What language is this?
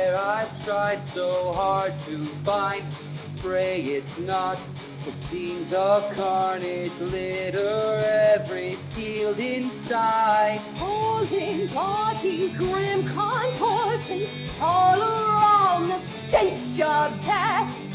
English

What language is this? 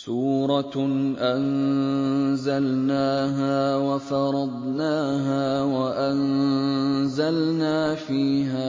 Arabic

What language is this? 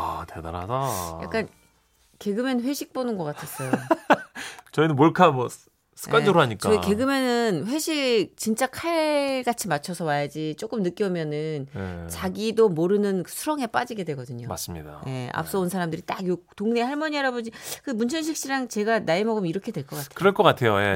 Korean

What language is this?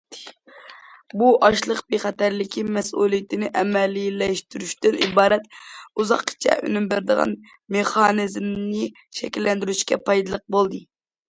Uyghur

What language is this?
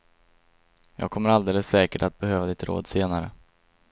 Swedish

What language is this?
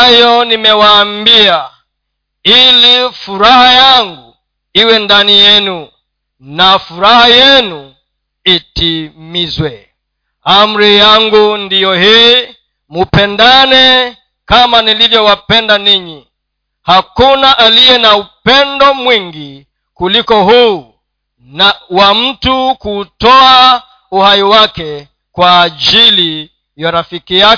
Swahili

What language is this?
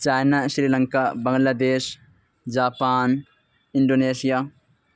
Urdu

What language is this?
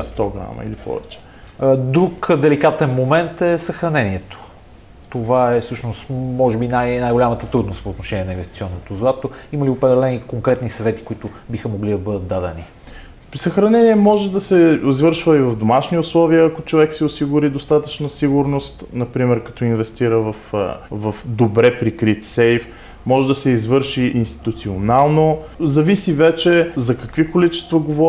Bulgarian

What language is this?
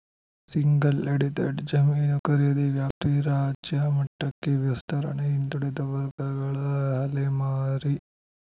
Kannada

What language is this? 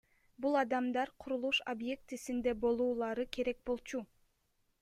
Kyrgyz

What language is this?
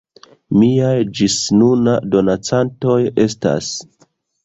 Esperanto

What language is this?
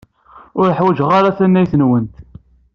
Kabyle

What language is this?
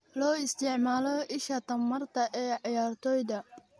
Somali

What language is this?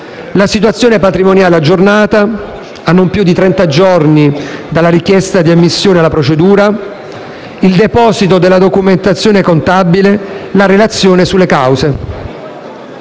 Italian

